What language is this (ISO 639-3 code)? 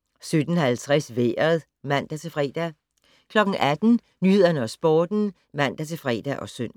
dan